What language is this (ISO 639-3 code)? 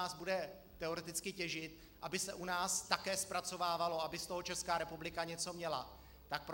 ces